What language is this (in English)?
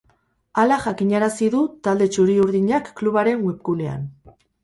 Basque